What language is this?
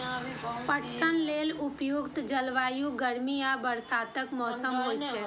Maithili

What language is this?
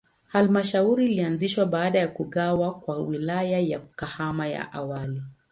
Swahili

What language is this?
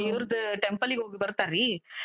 Kannada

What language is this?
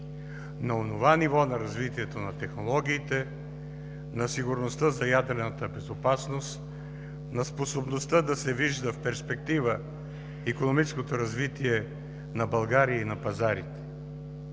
Bulgarian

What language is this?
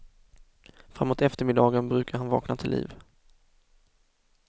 Swedish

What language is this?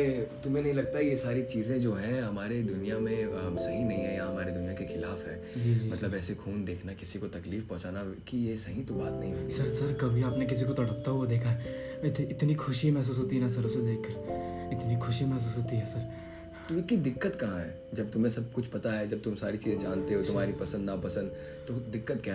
Hindi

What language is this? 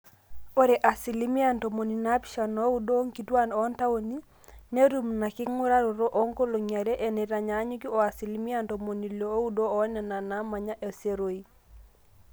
Masai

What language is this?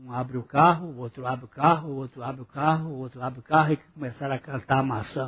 Portuguese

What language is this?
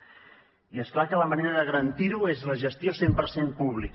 Catalan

